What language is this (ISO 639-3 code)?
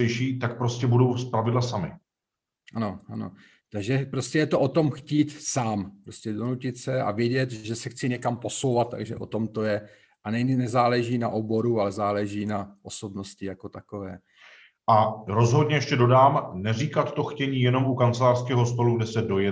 ces